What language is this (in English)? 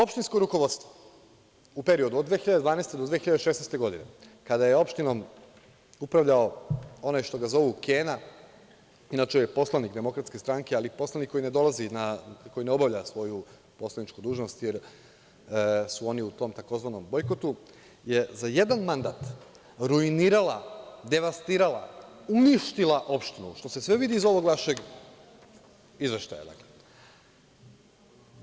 Serbian